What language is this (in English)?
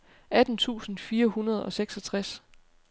Danish